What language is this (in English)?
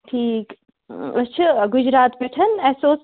Kashmiri